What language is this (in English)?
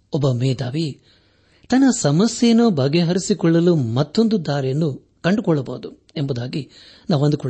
Kannada